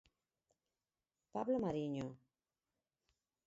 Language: Galician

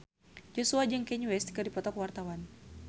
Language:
Sundanese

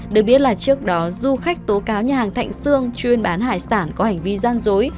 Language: Vietnamese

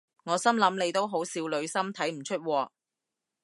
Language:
Cantonese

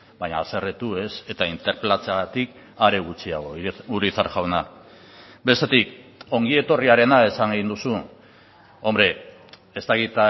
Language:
Basque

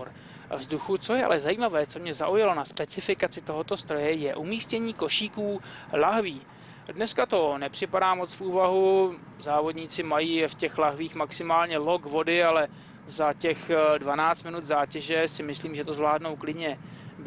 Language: Czech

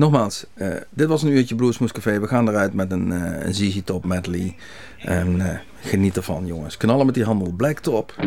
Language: Dutch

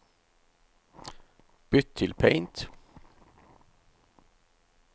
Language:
Norwegian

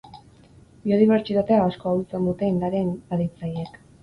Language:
Basque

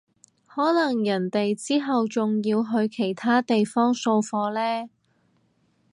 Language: Cantonese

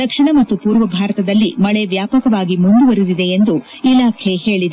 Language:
Kannada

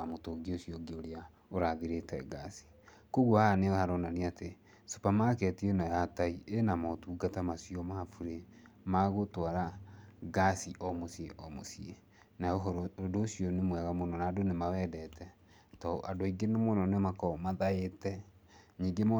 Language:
Kikuyu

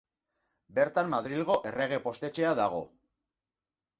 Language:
Basque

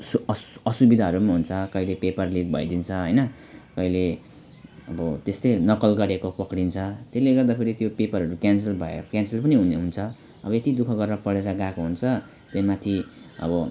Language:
Nepali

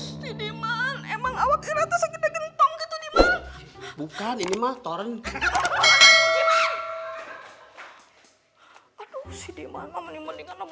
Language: Indonesian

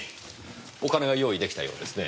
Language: Japanese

